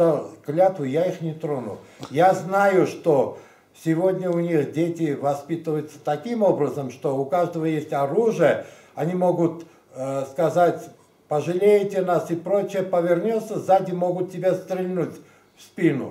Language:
Russian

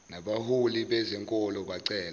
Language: Zulu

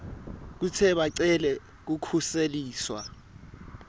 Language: Swati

